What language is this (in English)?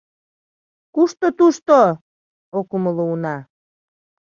Mari